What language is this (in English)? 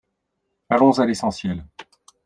French